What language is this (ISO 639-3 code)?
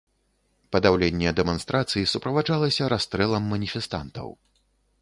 bel